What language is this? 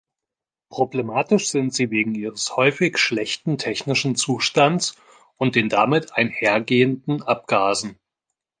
German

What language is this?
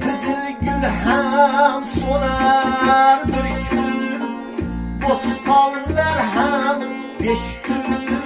Uzbek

